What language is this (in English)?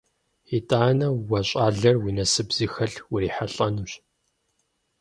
Kabardian